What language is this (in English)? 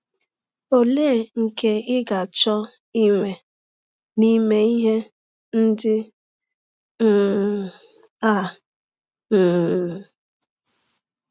Igbo